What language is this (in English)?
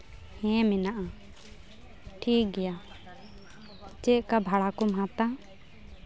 Santali